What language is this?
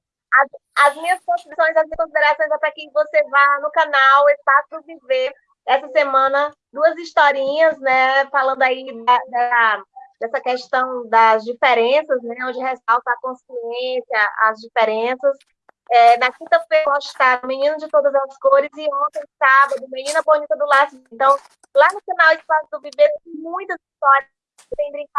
Portuguese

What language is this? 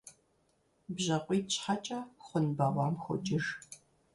Kabardian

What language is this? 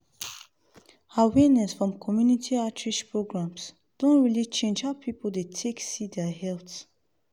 Nigerian Pidgin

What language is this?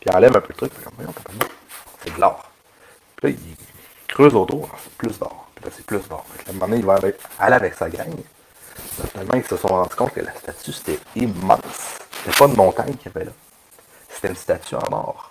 French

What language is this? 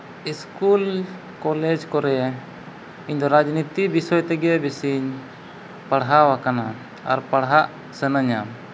Santali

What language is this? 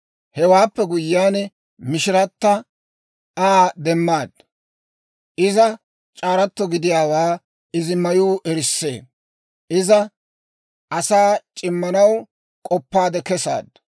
Dawro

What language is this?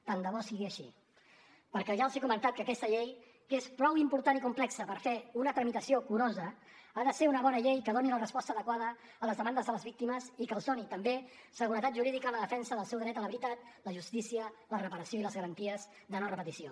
Catalan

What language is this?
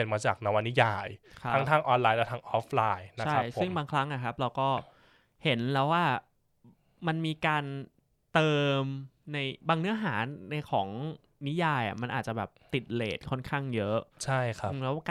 Thai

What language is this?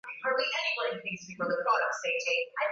Swahili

